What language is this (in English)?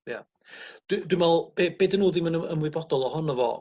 Welsh